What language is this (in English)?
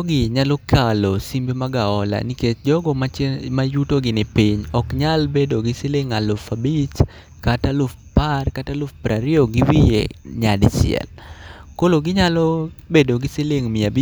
Luo (Kenya and Tanzania)